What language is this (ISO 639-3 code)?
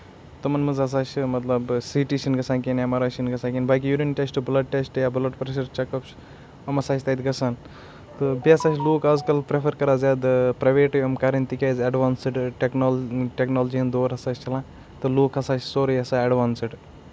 kas